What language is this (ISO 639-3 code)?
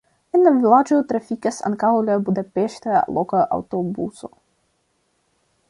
epo